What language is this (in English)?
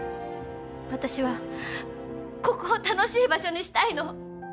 Japanese